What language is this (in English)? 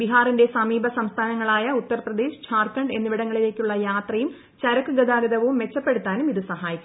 Malayalam